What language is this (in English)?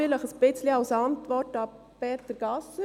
Swiss German